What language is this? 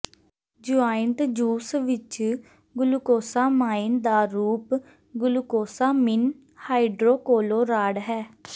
Punjabi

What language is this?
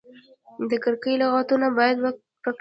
Pashto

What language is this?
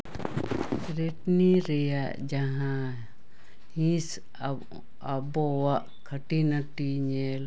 Santali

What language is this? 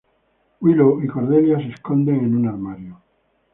Spanish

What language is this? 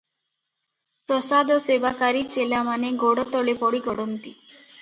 Odia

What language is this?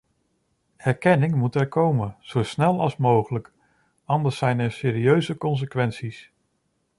Dutch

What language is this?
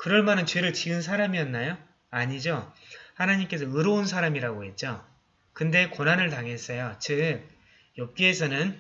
Korean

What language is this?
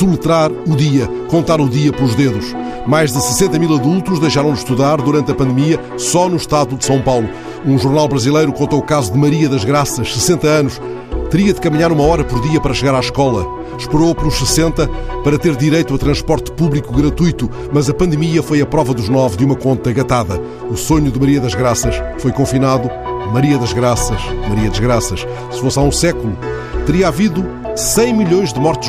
Portuguese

